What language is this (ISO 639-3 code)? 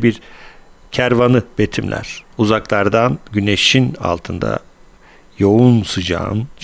tur